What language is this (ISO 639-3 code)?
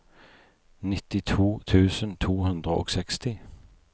nor